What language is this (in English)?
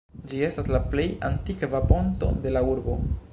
Esperanto